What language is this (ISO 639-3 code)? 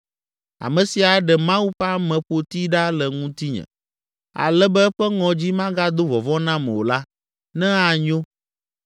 ewe